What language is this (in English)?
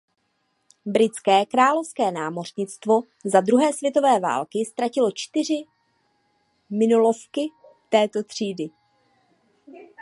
Czech